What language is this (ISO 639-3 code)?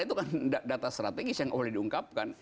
ind